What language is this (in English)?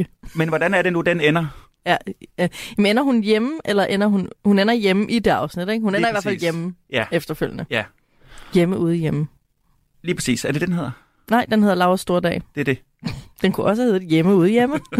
Danish